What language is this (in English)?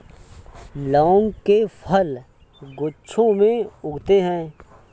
Hindi